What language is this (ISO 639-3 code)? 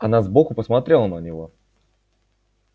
rus